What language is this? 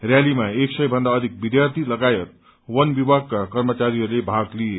Nepali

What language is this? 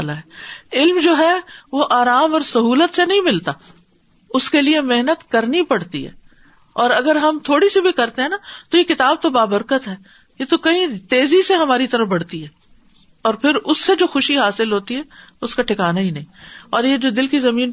Urdu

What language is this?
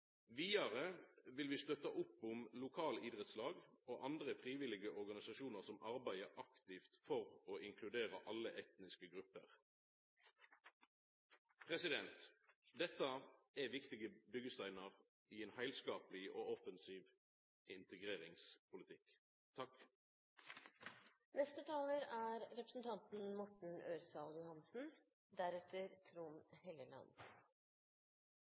Norwegian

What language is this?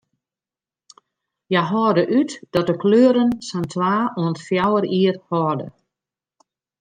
Western Frisian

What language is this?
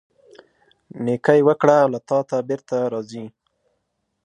Pashto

